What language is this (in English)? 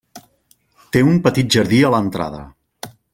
Catalan